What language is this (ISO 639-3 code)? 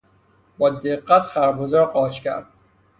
fas